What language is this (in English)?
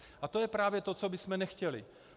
Czech